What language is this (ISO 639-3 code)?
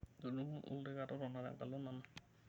mas